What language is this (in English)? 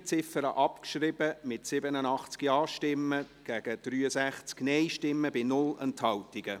Swiss German